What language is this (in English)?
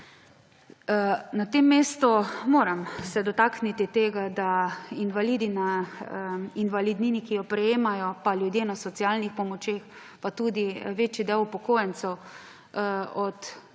Slovenian